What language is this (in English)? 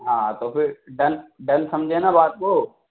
Urdu